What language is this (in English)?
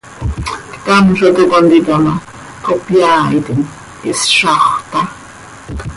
Seri